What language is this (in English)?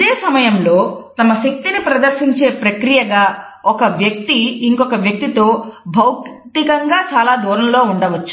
Telugu